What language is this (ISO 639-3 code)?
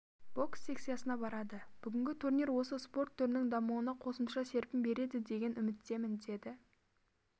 kaz